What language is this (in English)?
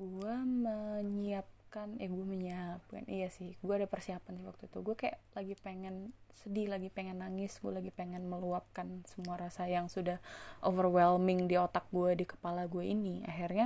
Indonesian